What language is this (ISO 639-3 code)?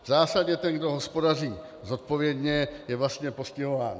ces